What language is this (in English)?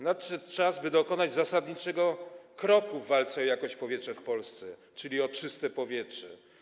Polish